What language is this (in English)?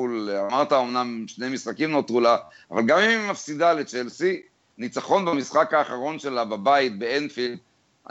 Hebrew